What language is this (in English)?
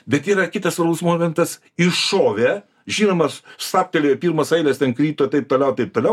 Lithuanian